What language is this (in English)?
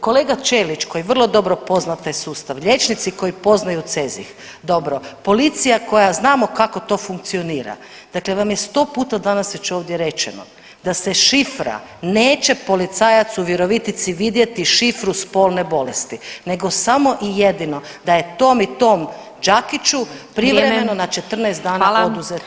Croatian